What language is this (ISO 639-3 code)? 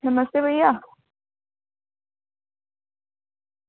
doi